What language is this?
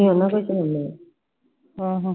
Punjabi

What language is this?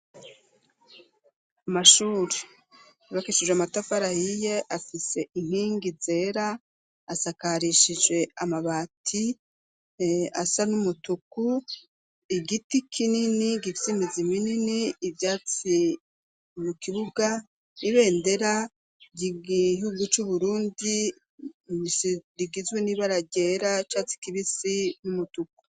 Rundi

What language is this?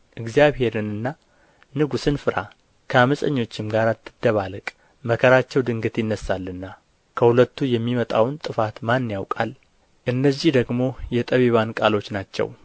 Amharic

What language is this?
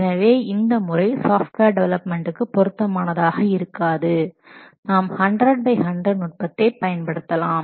Tamil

